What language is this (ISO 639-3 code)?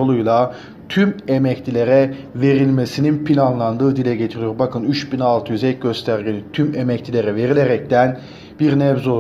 tur